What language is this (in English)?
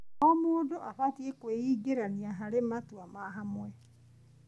Kikuyu